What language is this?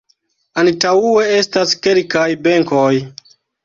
Esperanto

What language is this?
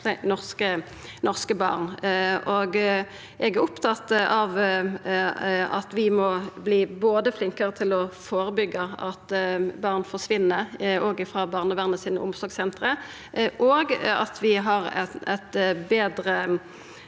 Norwegian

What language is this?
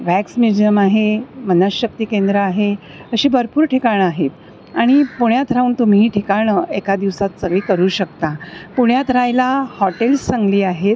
Marathi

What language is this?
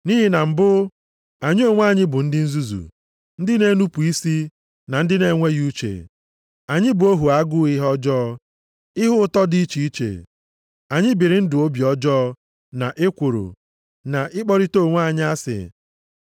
Igbo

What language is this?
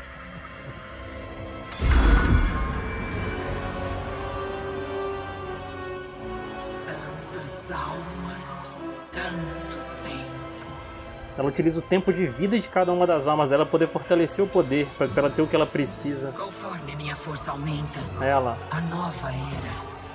Portuguese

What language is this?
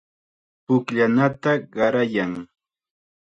Chiquián Ancash Quechua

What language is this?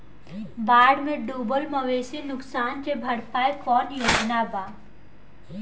Bhojpuri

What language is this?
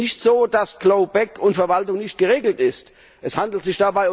German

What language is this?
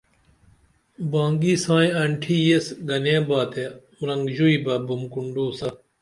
Dameli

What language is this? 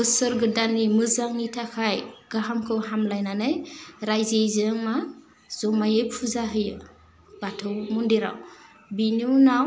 Bodo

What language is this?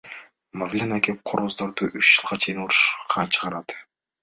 Kyrgyz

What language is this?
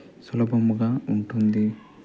Telugu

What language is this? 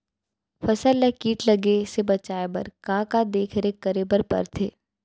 Chhattisgarhi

